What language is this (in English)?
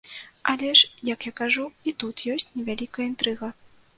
Belarusian